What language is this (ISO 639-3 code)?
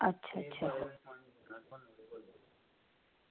doi